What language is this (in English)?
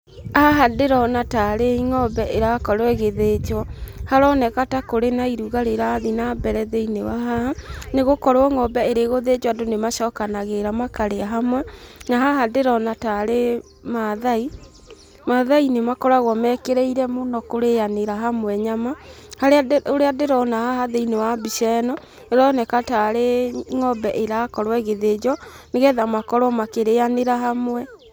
Kikuyu